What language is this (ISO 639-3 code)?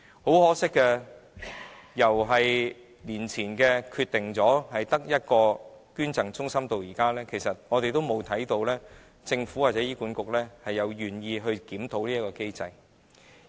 yue